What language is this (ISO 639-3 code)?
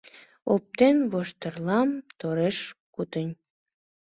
chm